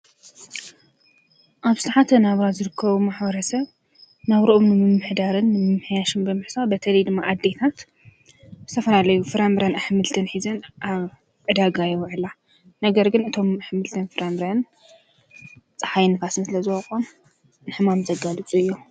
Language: Tigrinya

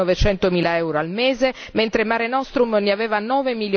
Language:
Italian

